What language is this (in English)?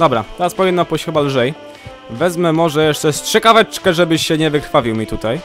Polish